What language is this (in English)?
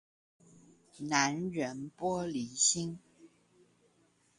Chinese